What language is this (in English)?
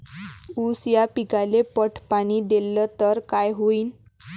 Marathi